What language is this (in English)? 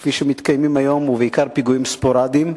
Hebrew